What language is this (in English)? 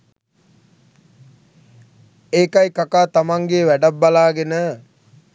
Sinhala